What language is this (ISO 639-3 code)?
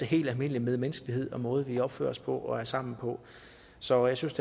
dan